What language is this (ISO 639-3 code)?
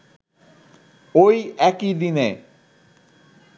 ben